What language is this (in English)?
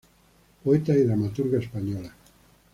Spanish